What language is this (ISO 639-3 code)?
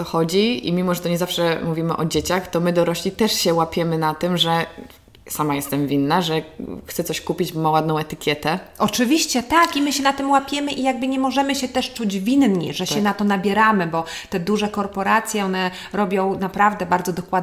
pol